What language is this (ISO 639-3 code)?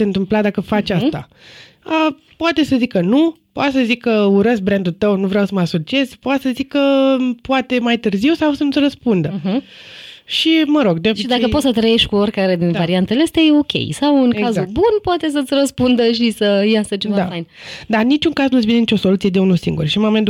ron